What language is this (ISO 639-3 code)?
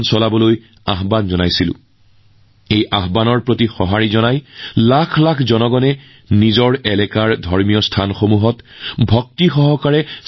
asm